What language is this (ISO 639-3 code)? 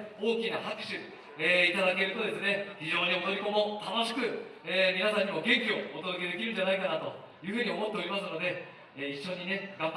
jpn